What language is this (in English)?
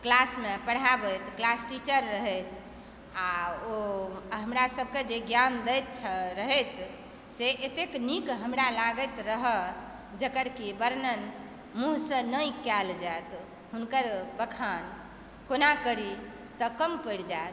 Maithili